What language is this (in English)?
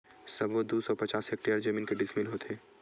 Chhattisgarhi